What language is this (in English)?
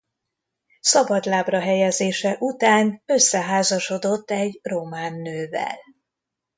Hungarian